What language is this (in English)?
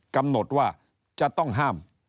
Thai